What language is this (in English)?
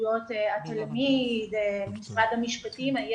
Hebrew